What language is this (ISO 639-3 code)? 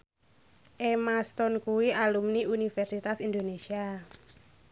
jav